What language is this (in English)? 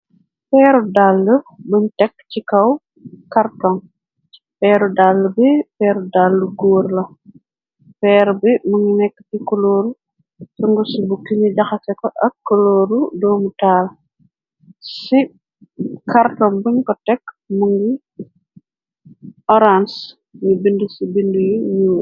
Wolof